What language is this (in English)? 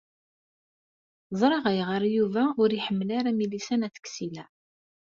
Kabyle